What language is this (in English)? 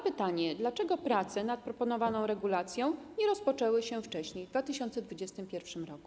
Polish